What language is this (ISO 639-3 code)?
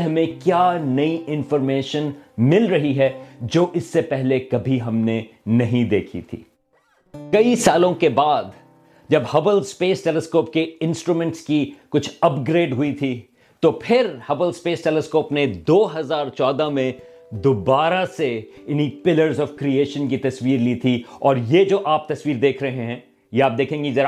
urd